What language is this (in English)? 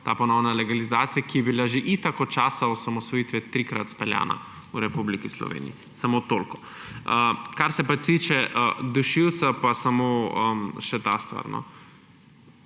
Slovenian